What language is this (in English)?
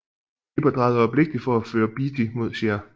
Danish